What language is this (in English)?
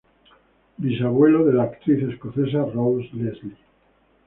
Spanish